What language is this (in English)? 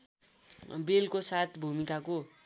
Nepali